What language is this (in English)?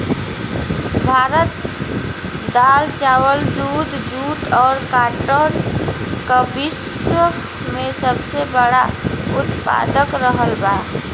Bhojpuri